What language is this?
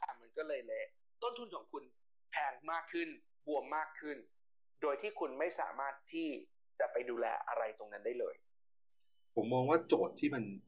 Thai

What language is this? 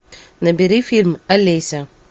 Russian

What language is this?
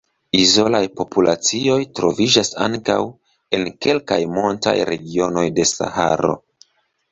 Esperanto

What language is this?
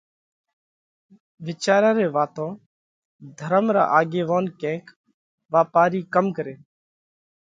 Parkari Koli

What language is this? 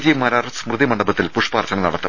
Malayalam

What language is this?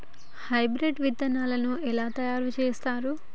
Telugu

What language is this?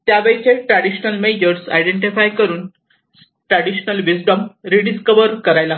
Marathi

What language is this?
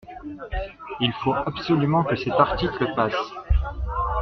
French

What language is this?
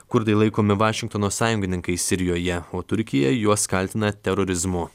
Lithuanian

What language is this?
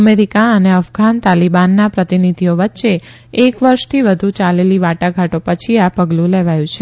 Gujarati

